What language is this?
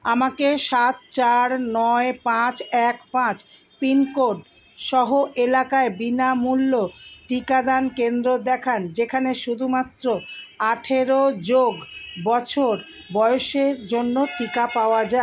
Bangla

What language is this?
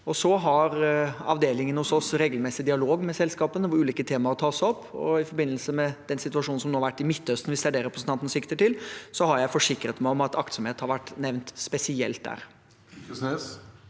Norwegian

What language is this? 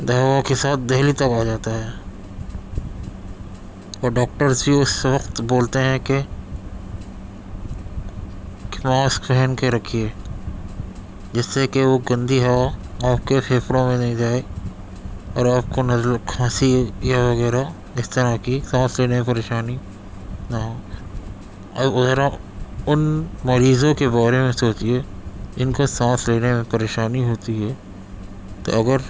Urdu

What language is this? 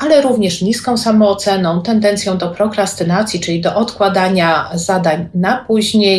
Polish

